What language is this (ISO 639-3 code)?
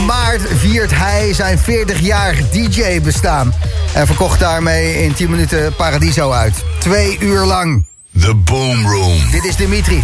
nld